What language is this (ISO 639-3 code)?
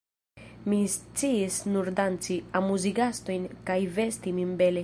epo